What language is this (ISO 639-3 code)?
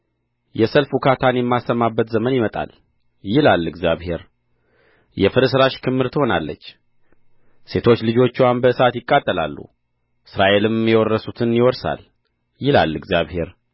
amh